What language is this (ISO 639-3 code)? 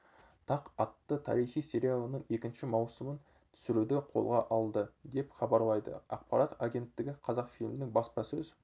kaz